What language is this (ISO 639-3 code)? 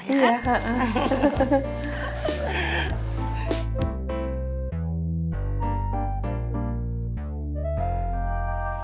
ind